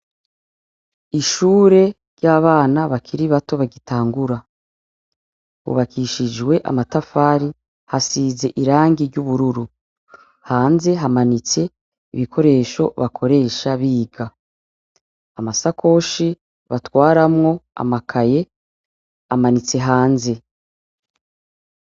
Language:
Rundi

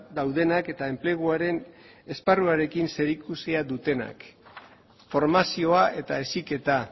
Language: Basque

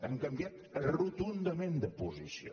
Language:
Catalan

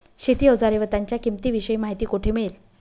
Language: Marathi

